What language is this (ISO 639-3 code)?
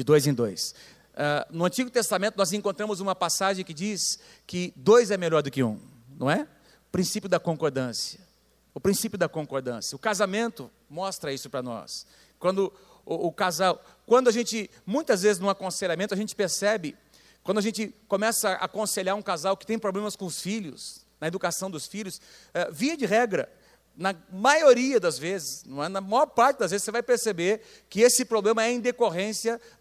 por